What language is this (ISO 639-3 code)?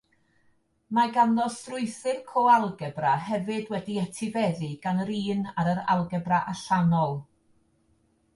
cym